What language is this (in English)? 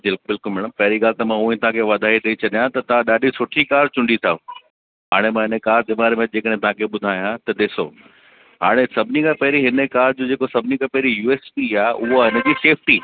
Sindhi